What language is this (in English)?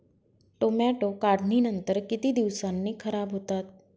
Marathi